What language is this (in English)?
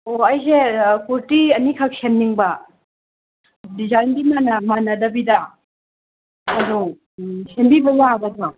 Manipuri